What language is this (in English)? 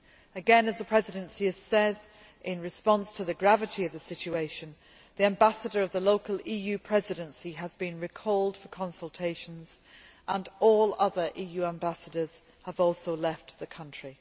English